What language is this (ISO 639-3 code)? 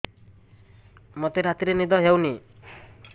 ori